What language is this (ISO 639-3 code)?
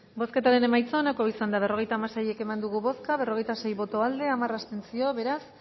eus